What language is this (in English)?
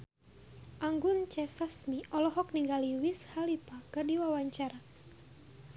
Sundanese